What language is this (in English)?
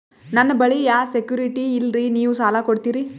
Kannada